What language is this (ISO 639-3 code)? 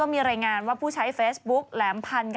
tha